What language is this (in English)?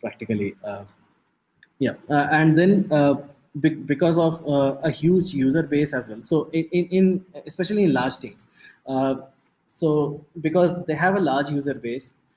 English